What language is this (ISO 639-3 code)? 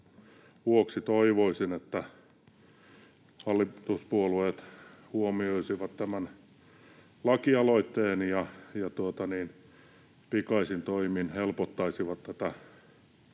fin